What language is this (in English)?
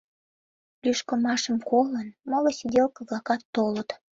Mari